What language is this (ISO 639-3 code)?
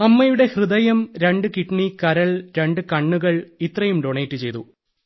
mal